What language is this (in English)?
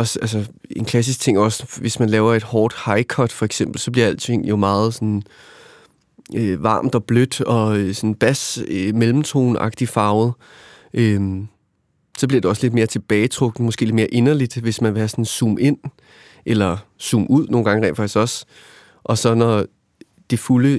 Danish